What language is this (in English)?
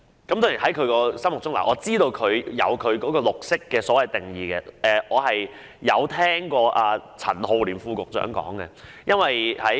Cantonese